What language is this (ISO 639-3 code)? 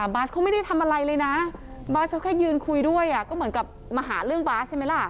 tha